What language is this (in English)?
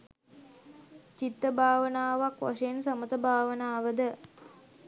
Sinhala